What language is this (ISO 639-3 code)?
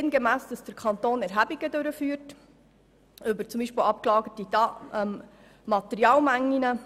gsw